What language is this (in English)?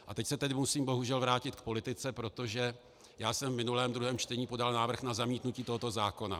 Czech